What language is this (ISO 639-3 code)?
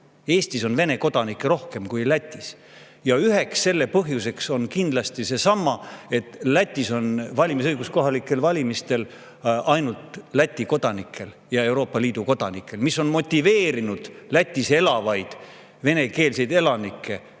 est